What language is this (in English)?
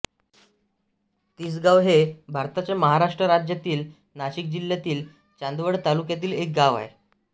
Marathi